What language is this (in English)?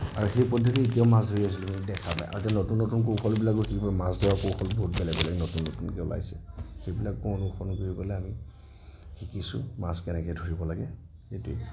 Assamese